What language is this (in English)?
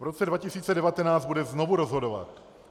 Czech